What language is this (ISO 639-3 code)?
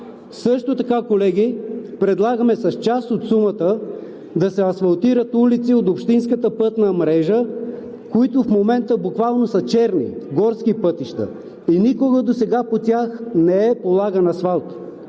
bul